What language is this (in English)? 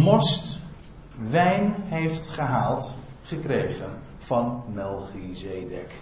Dutch